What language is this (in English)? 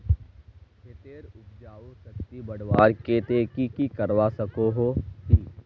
Magahi